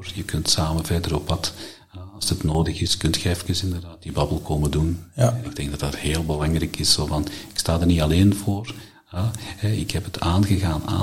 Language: Dutch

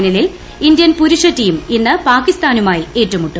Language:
Malayalam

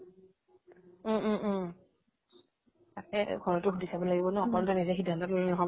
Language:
Assamese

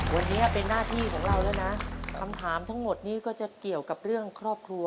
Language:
Thai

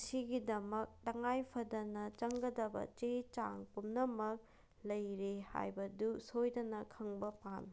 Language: Manipuri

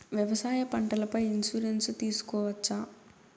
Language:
Telugu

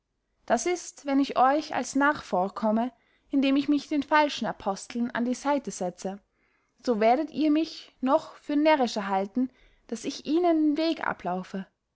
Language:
German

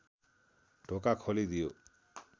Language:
Nepali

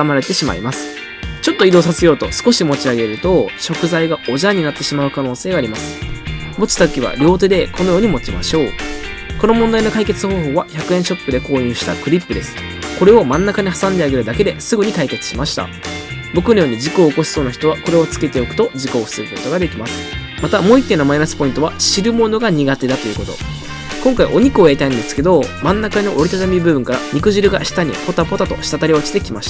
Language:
Japanese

